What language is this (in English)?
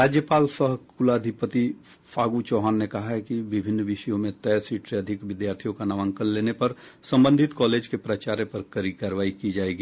Hindi